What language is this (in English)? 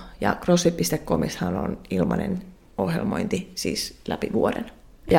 Finnish